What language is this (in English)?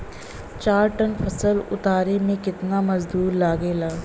Bhojpuri